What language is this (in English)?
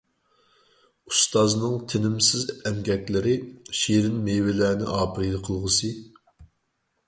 Uyghur